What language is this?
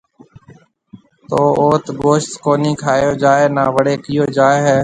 Marwari (Pakistan)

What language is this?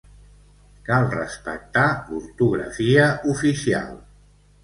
Catalan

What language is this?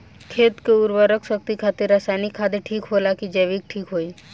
Bhojpuri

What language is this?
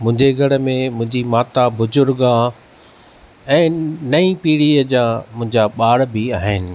Sindhi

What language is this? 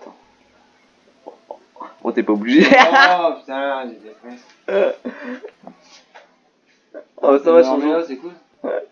French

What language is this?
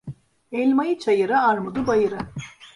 Turkish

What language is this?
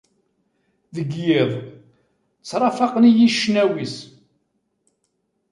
Kabyle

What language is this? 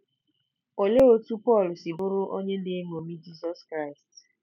Igbo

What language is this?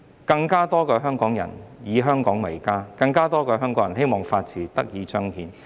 Cantonese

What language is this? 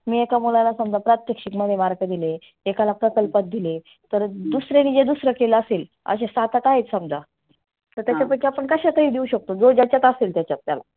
Marathi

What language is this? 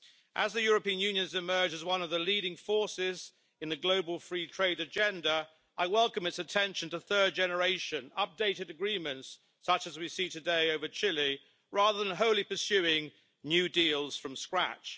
English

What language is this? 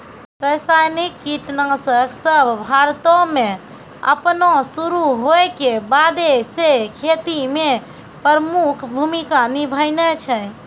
Maithili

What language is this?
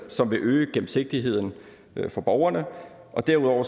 Danish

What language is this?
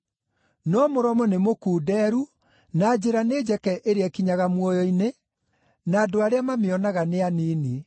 Kikuyu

